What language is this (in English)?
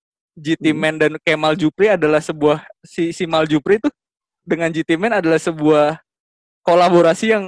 Indonesian